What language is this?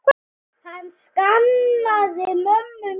Icelandic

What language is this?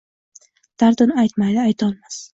Uzbek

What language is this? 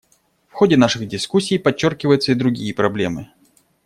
Russian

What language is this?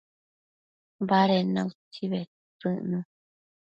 Matsés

